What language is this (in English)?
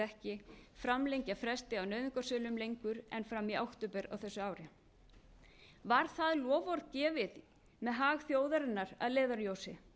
Icelandic